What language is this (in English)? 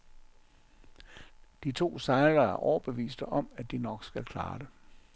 Danish